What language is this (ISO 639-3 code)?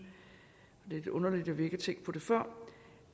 dan